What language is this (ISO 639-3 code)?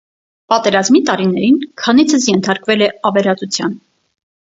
hye